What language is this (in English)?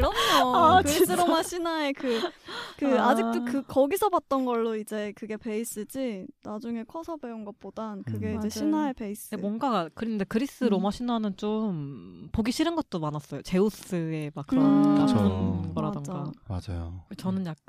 Korean